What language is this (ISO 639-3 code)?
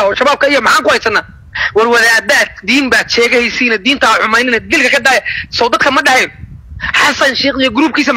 ara